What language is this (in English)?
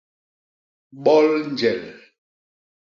Basaa